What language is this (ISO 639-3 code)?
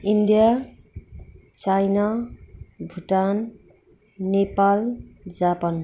nep